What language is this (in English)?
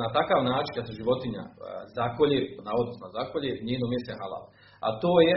Croatian